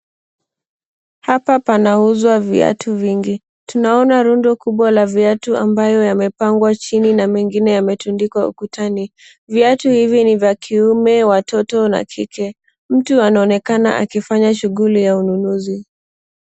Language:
Swahili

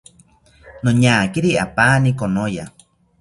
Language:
South Ucayali Ashéninka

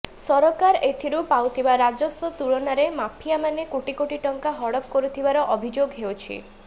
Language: Odia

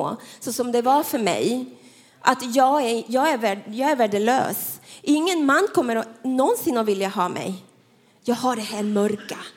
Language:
Swedish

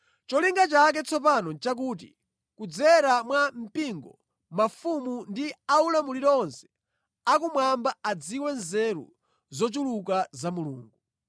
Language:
Nyanja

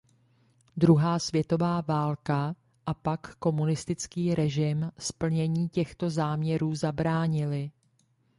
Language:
Czech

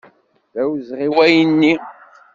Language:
Kabyle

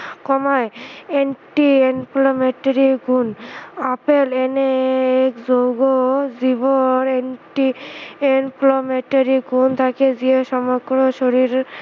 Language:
Assamese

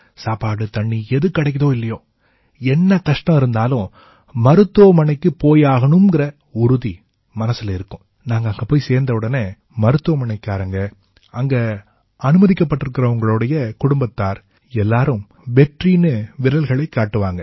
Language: Tamil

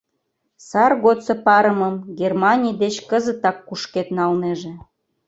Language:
Mari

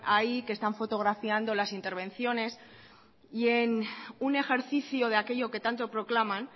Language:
Spanish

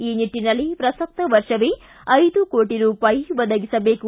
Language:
Kannada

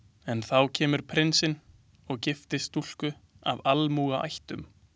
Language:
Icelandic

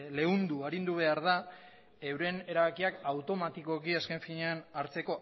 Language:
Basque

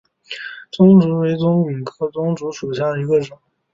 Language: Chinese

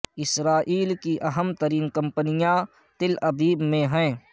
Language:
Urdu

